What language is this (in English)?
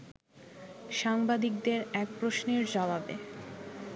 Bangla